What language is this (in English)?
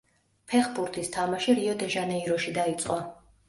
Georgian